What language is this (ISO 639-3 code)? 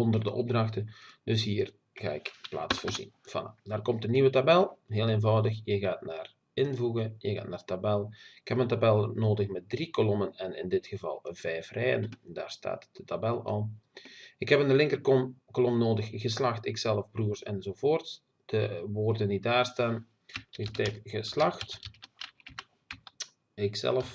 nld